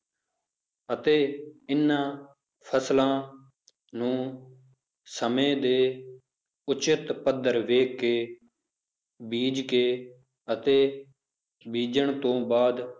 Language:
Punjabi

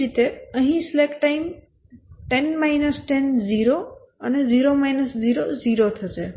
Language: Gujarati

